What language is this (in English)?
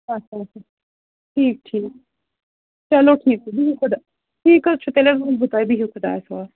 Kashmiri